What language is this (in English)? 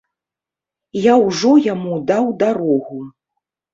Belarusian